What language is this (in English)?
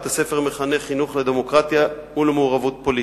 Hebrew